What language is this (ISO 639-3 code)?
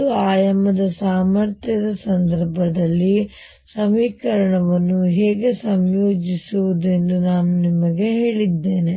kan